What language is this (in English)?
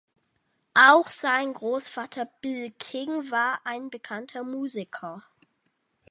German